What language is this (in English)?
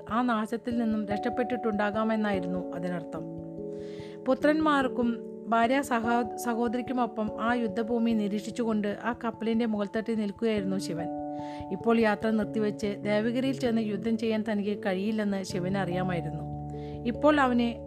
Malayalam